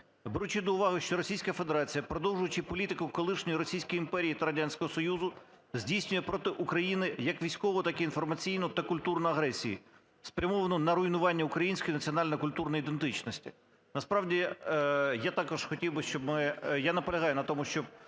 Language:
Ukrainian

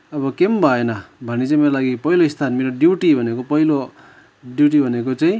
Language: Nepali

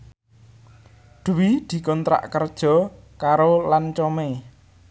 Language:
Javanese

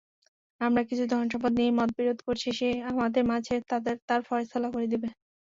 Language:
Bangla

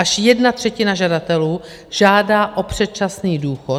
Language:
Czech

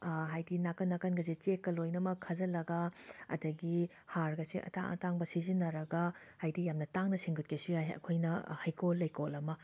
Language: Manipuri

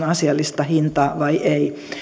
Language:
Finnish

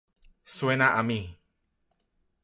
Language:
Spanish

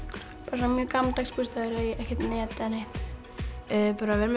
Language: Icelandic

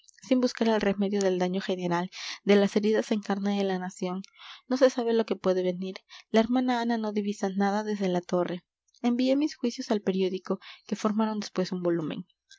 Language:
Spanish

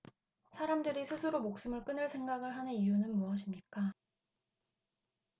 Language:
Korean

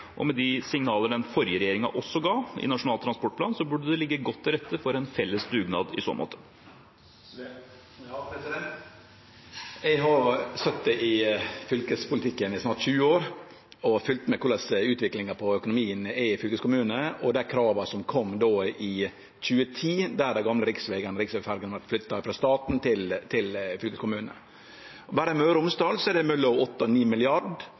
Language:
Norwegian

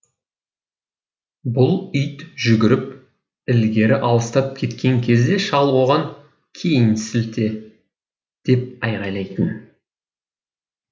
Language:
Kazakh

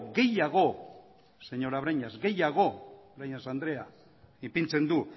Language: Basque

